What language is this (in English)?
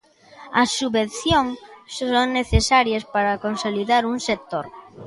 Galician